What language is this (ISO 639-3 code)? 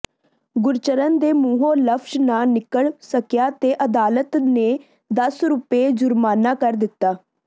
pan